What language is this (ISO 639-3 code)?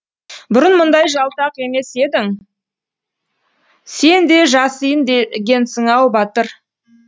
kaz